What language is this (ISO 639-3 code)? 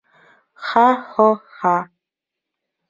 bak